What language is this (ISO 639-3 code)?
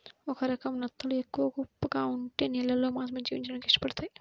tel